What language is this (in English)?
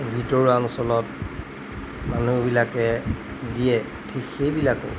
Assamese